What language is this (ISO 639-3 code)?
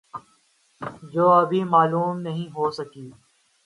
urd